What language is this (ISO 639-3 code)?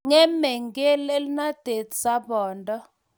kln